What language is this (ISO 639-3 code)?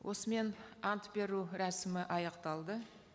kaz